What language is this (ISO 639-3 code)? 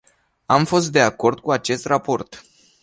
ron